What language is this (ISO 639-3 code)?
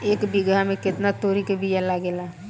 bho